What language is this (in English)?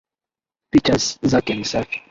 Swahili